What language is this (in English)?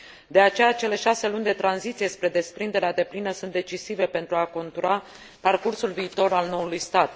Romanian